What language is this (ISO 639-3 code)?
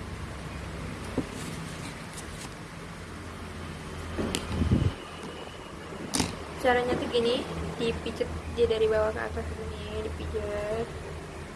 ind